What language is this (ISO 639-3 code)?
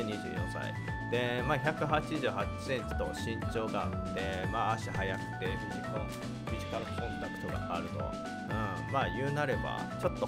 jpn